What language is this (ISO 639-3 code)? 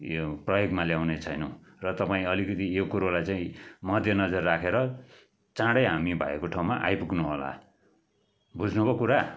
nep